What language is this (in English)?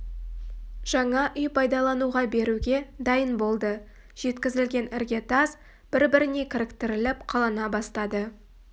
Kazakh